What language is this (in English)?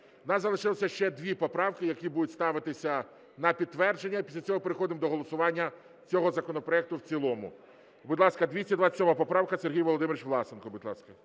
Ukrainian